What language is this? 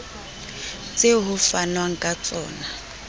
Southern Sotho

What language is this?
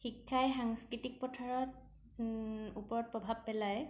Assamese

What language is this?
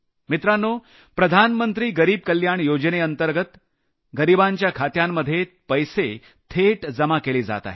Marathi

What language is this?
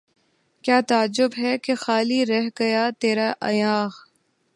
Urdu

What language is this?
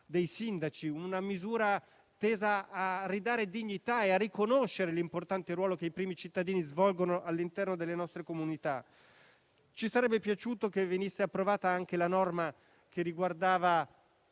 Italian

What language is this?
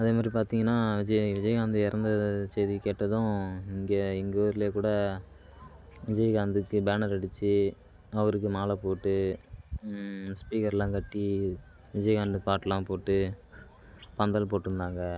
Tamil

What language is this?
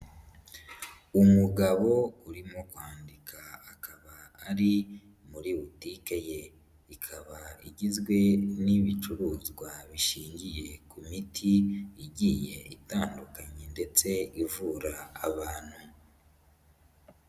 Kinyarwanda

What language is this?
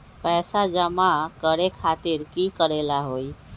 Magahi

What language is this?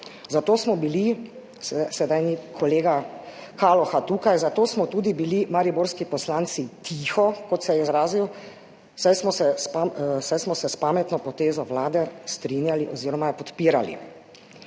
Slovenian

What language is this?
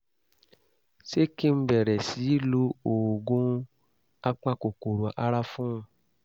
Yoruba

